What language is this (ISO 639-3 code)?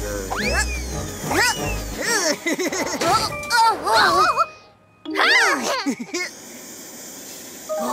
ita